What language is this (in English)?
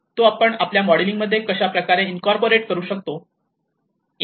Marathi